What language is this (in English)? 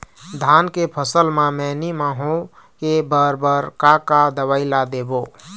Chhattisgarhi